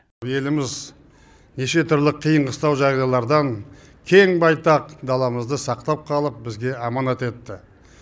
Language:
Kazakh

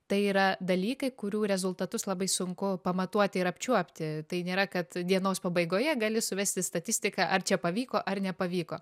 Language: Lithuanian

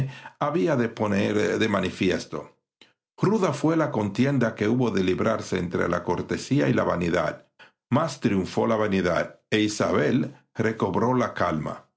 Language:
Spanish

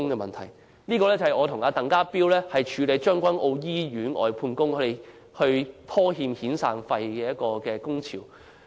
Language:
Cantonese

